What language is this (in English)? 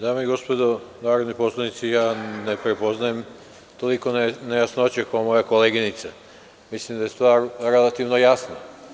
Serbian